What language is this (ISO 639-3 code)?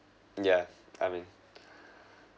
eng